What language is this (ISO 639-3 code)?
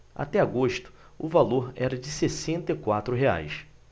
por